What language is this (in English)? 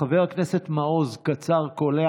Hebrew